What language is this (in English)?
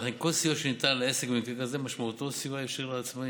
Hebrew